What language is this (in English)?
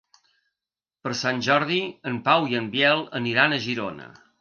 Catalan